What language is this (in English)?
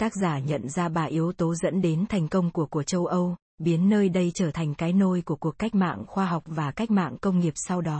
Vietnamese